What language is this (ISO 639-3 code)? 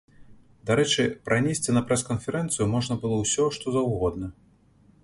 bel